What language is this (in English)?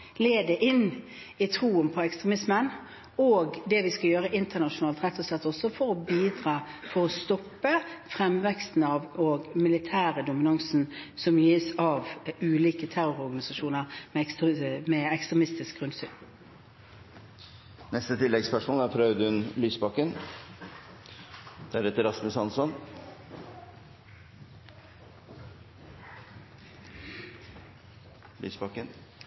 Norwegian